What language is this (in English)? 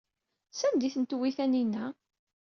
Kabyle